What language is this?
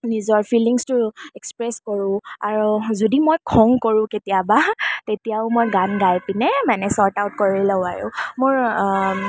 Assamese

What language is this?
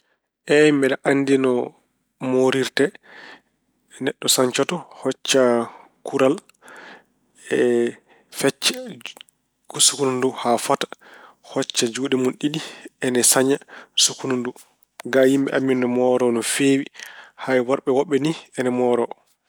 Fula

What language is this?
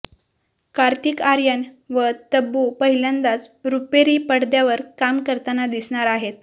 Marathi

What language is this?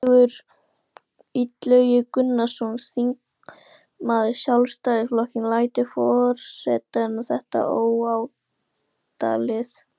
Icelandic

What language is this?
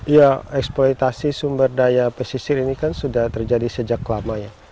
Indonesian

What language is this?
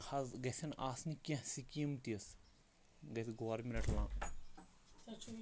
Kashmiri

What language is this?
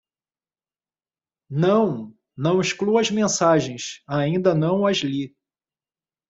Portuguese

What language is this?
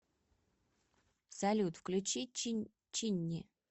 Russian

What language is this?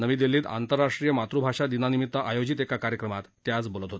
Marathi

